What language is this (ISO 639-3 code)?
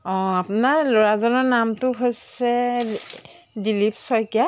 asm